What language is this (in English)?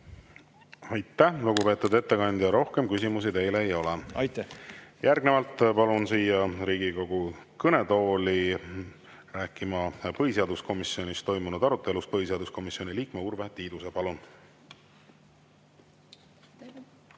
Estonian